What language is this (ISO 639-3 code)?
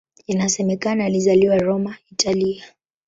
swa